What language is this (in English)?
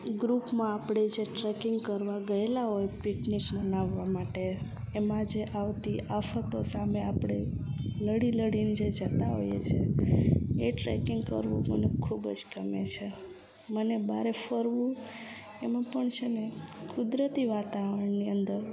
Gujarati